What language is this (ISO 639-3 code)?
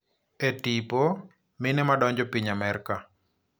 luo